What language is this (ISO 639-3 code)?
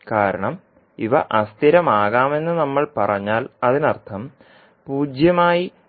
mal